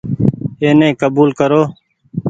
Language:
Goaria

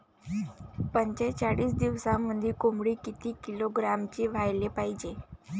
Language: Marathi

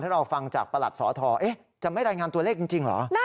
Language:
Thai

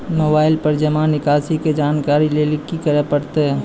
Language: Maithili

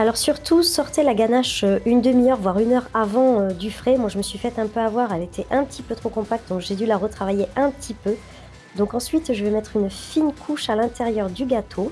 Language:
French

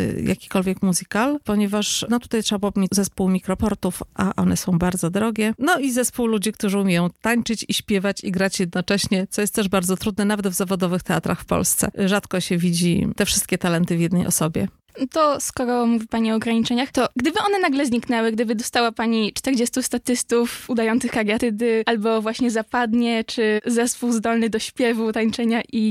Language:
Polish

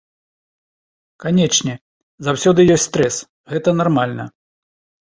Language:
Belarusian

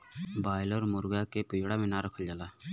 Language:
Bhojpuri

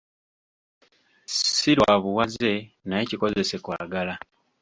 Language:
Ganda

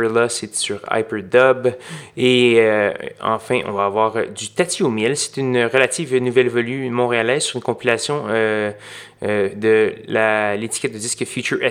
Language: French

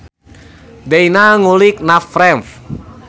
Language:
Sundanese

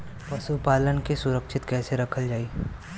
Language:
Bhojpuri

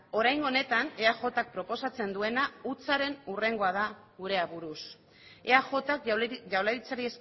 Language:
Basque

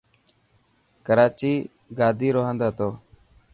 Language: Dhatki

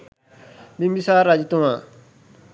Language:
Sinhala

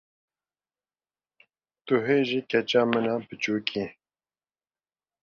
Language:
Kurdish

